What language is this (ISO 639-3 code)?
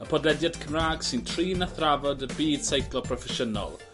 cym